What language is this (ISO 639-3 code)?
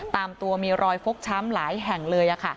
tha